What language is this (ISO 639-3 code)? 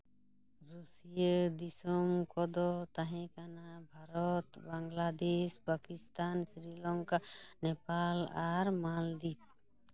sat